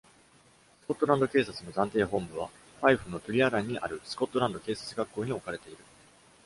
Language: Japanese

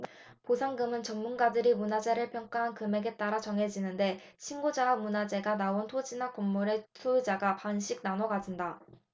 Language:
Korean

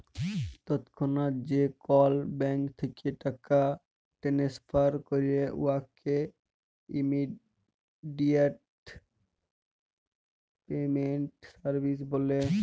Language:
Bangla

